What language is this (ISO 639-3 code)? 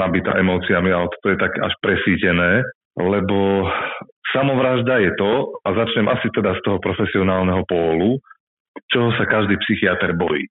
slk